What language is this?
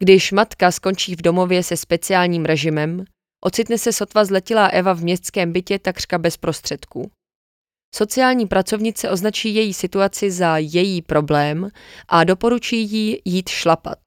Czech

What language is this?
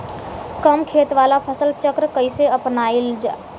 Bhojpuri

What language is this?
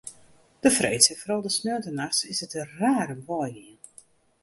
Western Frisian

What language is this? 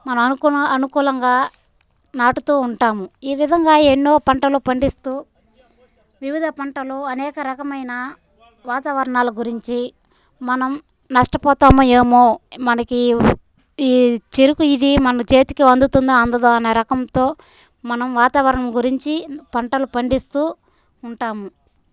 Telugu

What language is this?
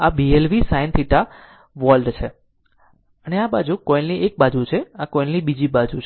Gujarati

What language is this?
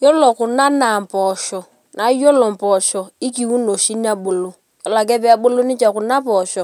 Masai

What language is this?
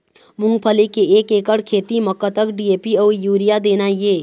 Chhattisgarhi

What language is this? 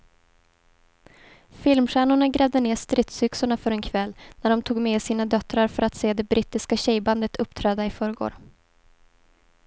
Swedish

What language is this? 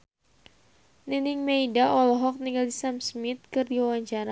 Sundanese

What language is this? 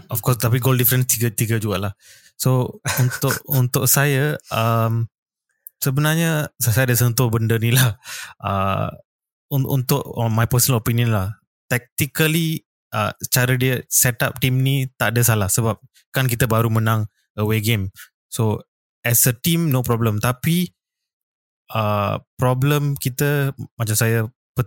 Malay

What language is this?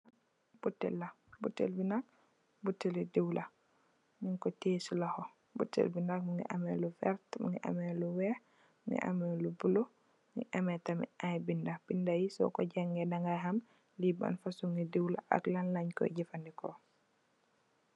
Wolof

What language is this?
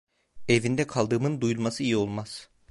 Turkish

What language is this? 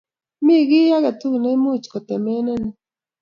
Kalenjin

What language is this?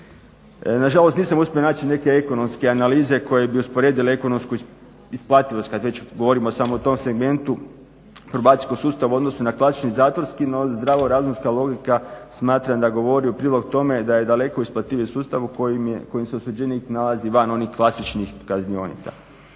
Croatian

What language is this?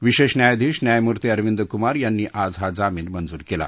Marathi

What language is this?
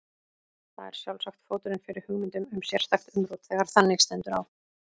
Icelandic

